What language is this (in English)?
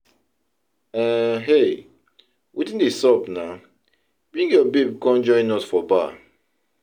Nigerian Pidgin